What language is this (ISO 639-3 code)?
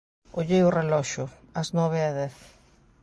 glg